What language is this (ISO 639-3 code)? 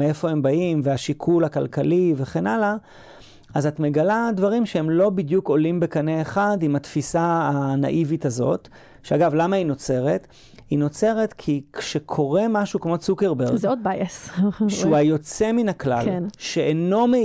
heb